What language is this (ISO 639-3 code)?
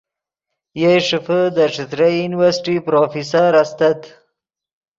ydg